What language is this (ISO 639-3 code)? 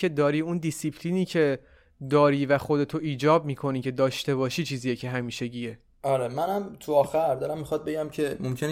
fas